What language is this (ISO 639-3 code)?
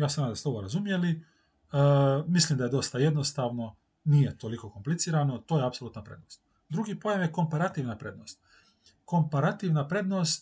hrv